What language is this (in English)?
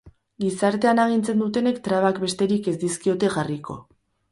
Basque